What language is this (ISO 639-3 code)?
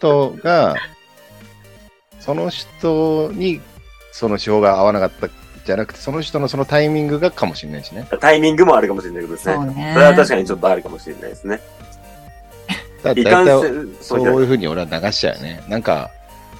jpn